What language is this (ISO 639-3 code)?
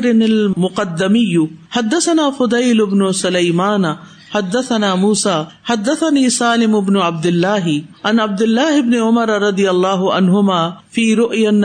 urd